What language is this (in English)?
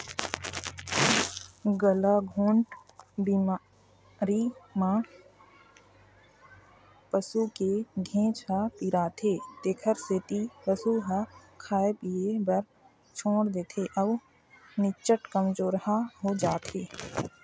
Chhattisgarhi